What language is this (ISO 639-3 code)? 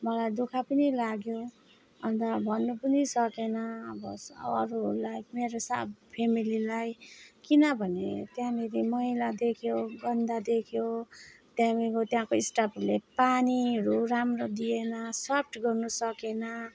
nep